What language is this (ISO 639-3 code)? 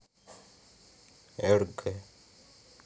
rus